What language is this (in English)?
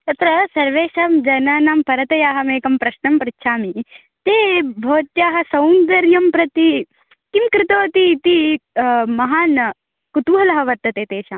Sanskrit